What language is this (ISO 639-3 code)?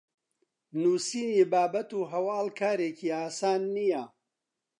ckb